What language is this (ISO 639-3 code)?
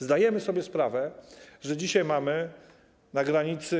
pol